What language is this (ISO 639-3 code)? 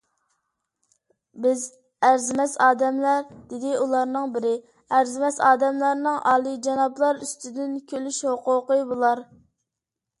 uig